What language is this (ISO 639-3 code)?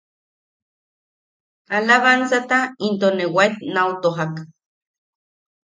yaq